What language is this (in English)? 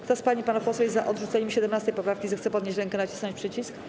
Polish